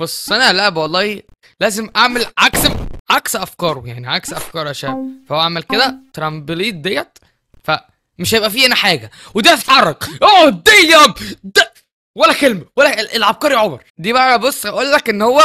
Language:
Arabic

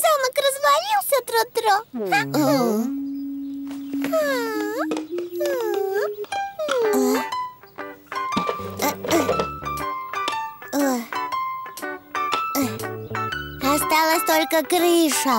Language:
Russian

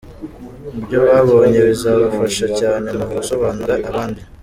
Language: Kinyarwanda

